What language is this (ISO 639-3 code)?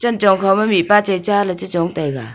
nnp